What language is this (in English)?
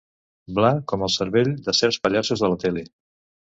Catalan